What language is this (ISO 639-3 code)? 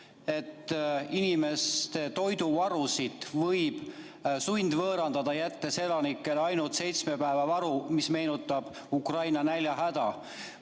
est